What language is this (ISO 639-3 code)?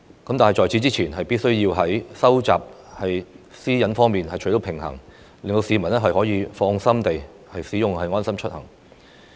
yue